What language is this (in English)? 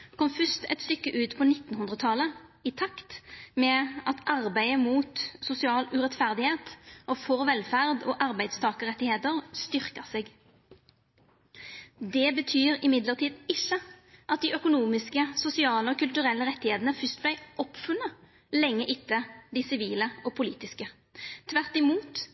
Norwegian Nynorsk